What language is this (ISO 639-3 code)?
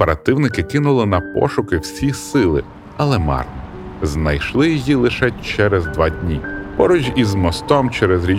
ukr